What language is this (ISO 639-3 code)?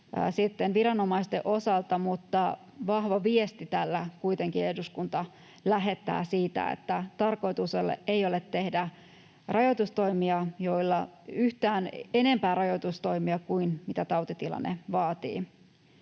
fin